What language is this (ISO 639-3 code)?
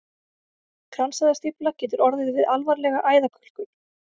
isl